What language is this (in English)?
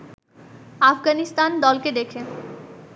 Bangla